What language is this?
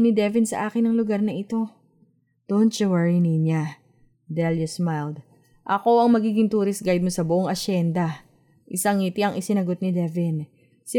Filipino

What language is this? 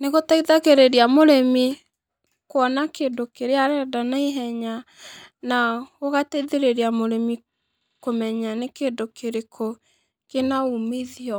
Kikuyu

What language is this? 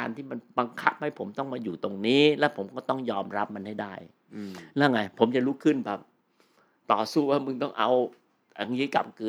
Thai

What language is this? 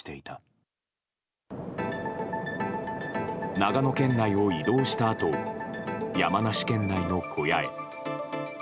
Japanese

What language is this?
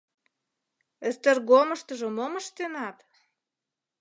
Mari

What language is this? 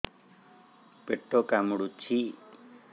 Odia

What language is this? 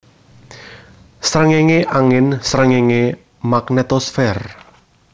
Javanese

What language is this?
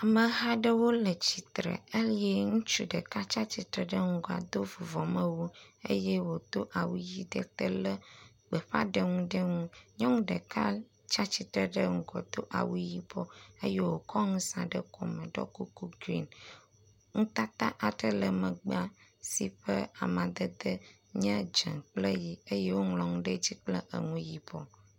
Ewe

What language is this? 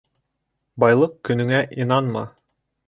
Bashkir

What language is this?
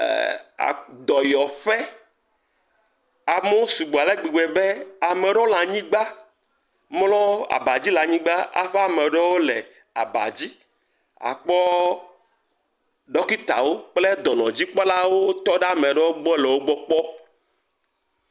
Ewe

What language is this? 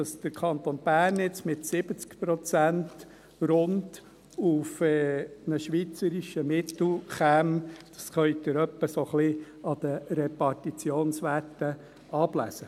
Swiss German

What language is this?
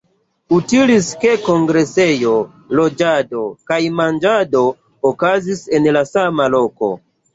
Esperanto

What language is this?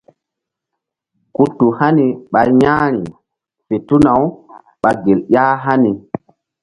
Mbum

